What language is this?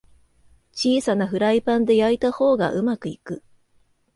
Japanese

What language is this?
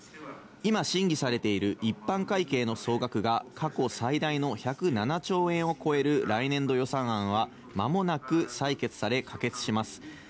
Japanese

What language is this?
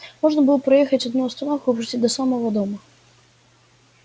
Russian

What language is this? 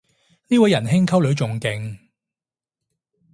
Cantonese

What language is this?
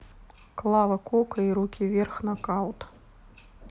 Russian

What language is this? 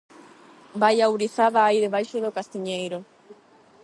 Galician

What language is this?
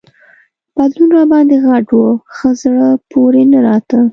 Pashto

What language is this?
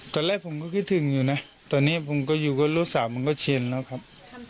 Thai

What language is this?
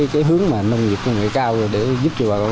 Vietnamese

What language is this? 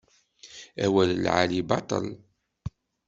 Kabyle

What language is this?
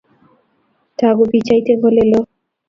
Kalenjin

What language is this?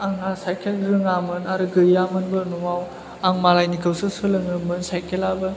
Bodo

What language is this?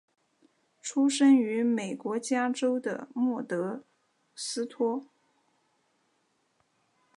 Chinese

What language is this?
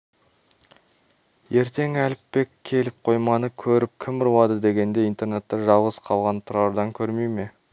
Kazakh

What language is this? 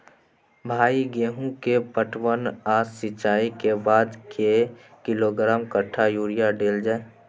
Maithili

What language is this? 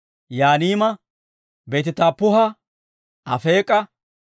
Dawro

